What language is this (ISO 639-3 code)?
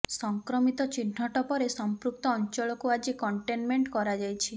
ori